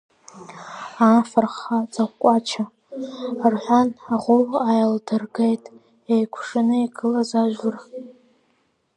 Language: Abkhazian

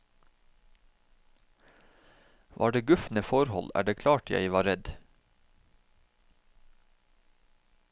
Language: Norwegian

